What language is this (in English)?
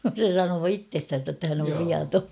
Finnish